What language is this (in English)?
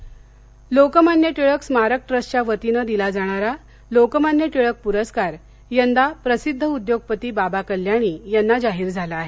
Marathi